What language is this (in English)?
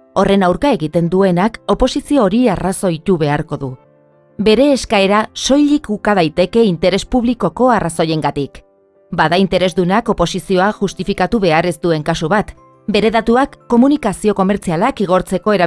Basque